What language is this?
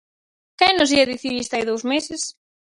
Galician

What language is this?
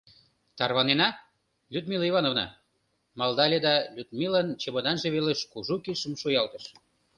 Mari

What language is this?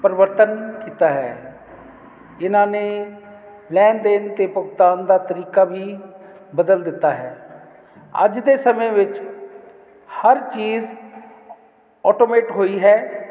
Punjabi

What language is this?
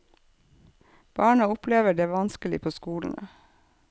Norwegian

